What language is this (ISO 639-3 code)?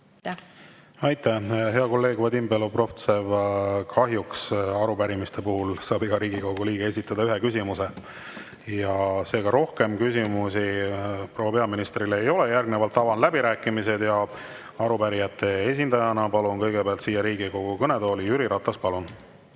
est